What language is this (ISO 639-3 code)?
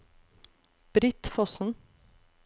nor